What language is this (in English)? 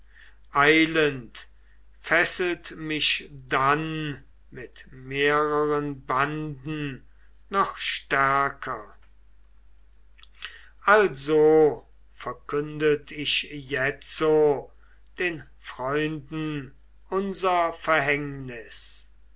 German